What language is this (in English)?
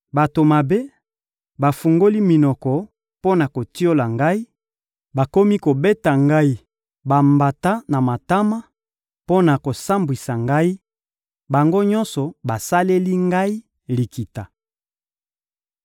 Lingala